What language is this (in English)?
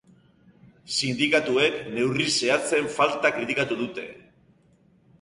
Basque